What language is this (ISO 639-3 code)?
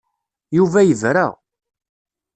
kab